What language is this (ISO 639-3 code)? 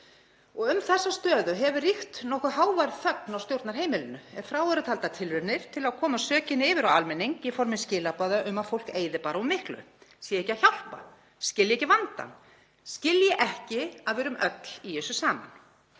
isl